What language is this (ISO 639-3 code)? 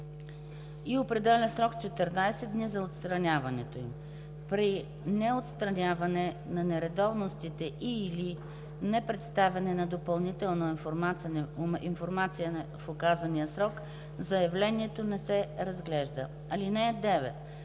bul